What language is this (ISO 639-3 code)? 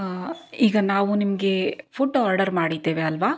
kan